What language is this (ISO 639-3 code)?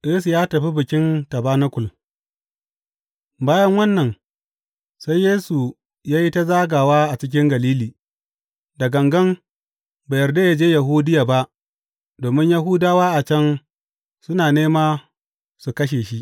hau